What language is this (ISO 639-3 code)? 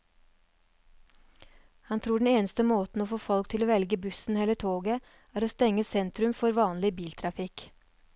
nor